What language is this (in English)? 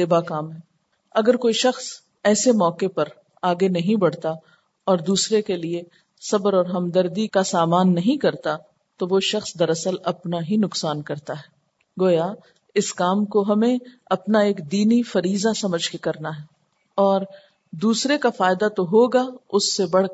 Urdu